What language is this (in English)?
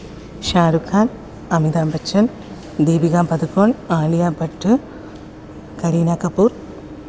Malayalam